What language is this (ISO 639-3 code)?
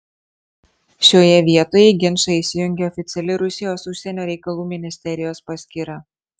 lit